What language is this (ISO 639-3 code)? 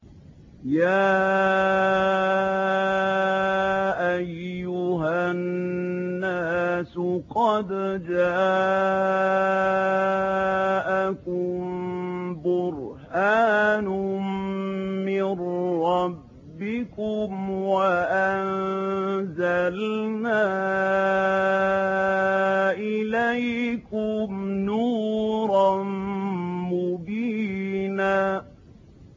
ara